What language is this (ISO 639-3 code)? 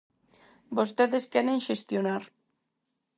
glg